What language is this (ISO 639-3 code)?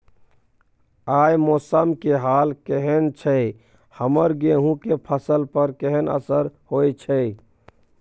mai